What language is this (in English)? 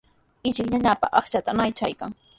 Sihuas Ancash Quechua